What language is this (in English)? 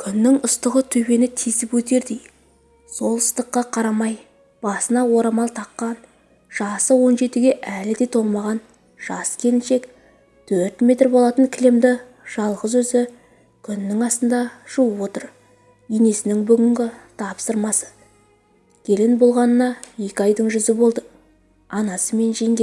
Turkish